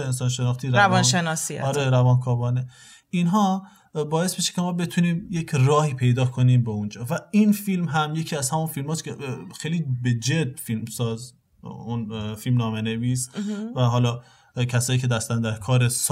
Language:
Persian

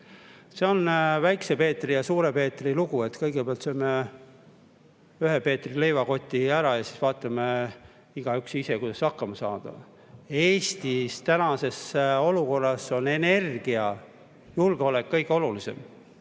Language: Estonian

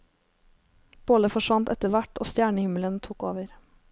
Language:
Norwegian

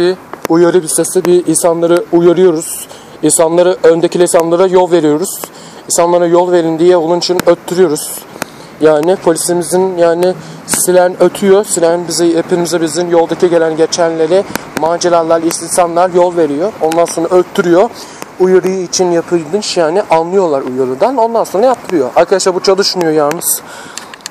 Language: Turkish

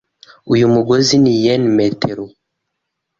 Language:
Kinyarwanda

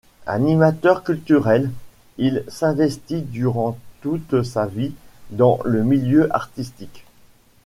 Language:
French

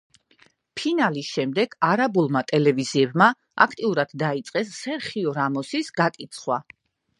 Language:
Georgian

